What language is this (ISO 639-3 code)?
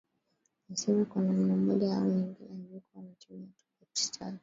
swa